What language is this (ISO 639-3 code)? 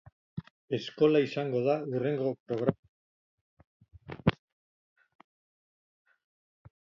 eus